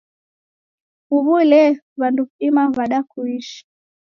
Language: Taita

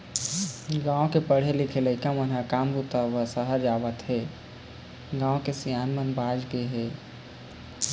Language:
Chhattisgarhi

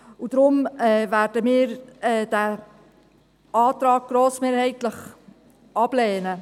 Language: Swiss German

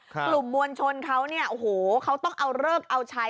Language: Thai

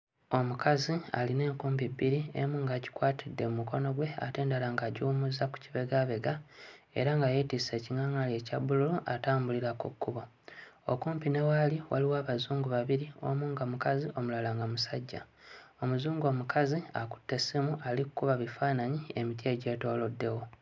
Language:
Ganda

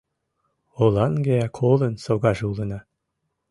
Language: Mari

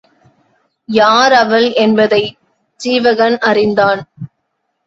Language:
Tamil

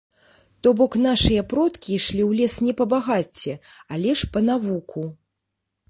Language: Belarusian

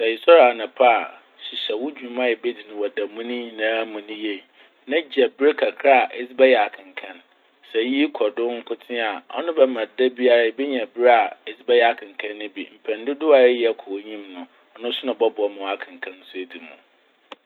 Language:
Akan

